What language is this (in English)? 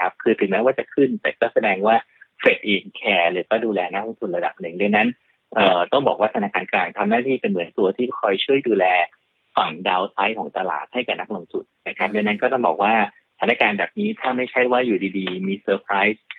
Thai